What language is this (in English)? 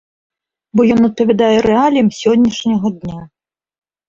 Belarusian